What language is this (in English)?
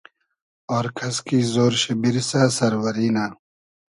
Hazaragi